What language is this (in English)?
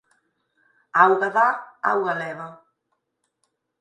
Galician